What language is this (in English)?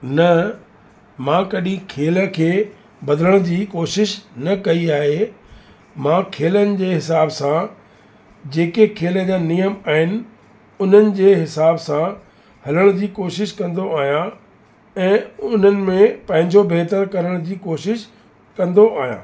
Sindhi